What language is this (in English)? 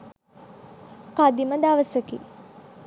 Sinhala